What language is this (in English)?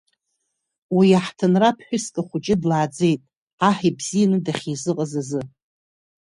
Abkhazian